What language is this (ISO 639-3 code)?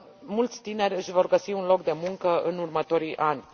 ron